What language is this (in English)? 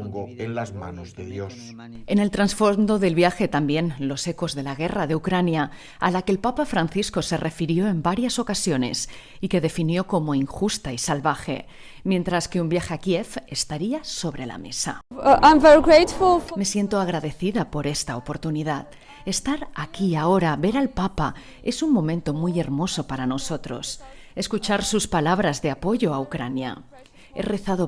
Spanish